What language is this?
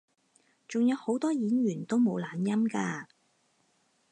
Cantonese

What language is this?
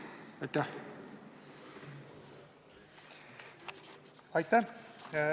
Estonian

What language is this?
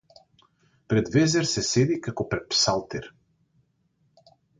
Macedonian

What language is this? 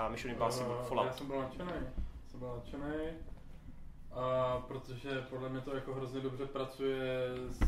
Czech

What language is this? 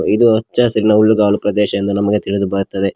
Kannada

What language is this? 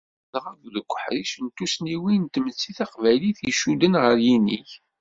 Kabyle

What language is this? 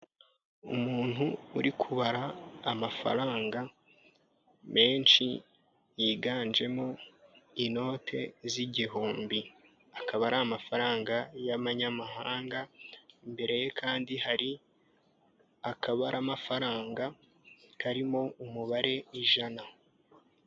Kinyarwanda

